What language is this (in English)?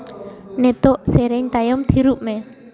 Santali